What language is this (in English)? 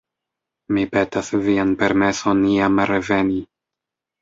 Esperanto